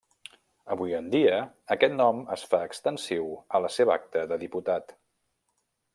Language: Catalan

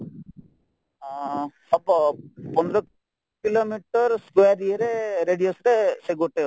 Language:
Odia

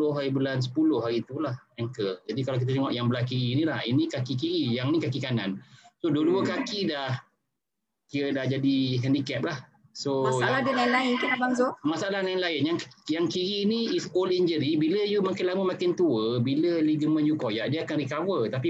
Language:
Malay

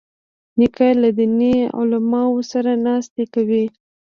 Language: Pashto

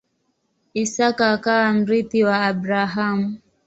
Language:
Swahili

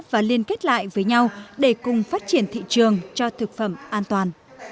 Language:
Vietnamese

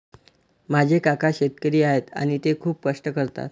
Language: Marathi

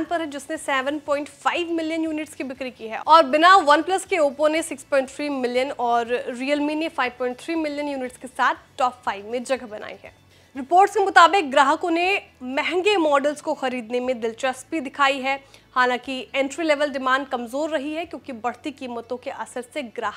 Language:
Hindi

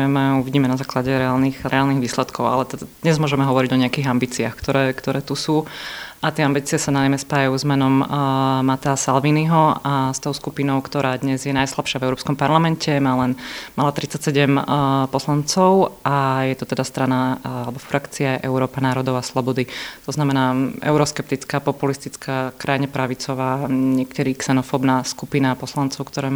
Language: Slovak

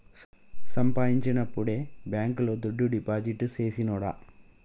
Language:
Telugu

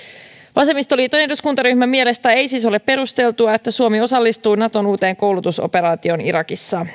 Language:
Finnish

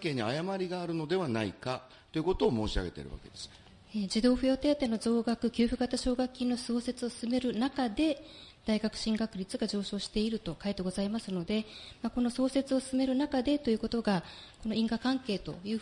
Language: Japanese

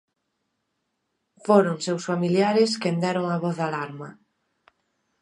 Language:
Galician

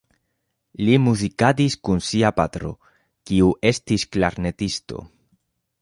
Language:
Esperanto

